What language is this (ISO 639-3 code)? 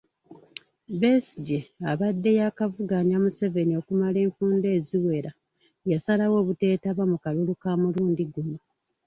lug